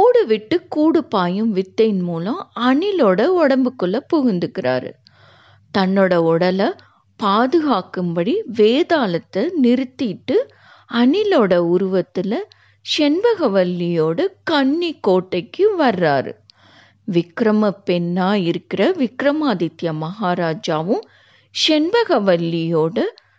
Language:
Tamil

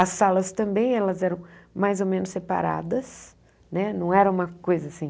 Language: Portuguese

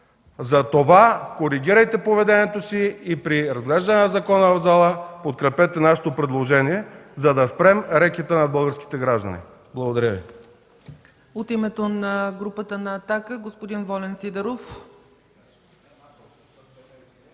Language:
Bulgarian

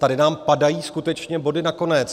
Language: Czech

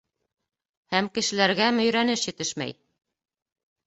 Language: Bashkir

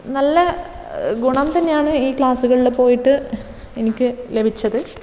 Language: Malayalam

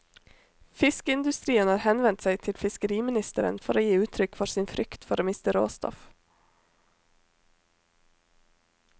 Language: Norwegian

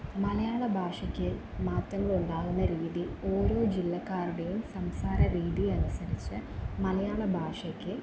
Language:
Malayalam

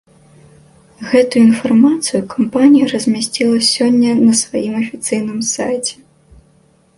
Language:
Belarusian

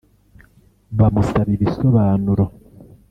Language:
Kinyarwanda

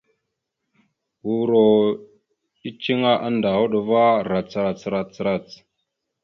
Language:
Mada (Cameroon)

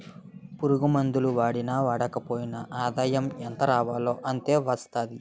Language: Telugu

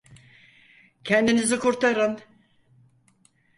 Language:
Turkish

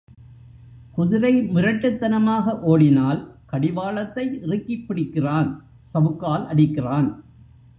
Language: Tamil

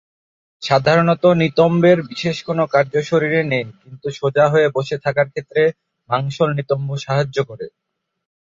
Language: Bangla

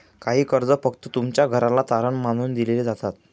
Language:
Marathi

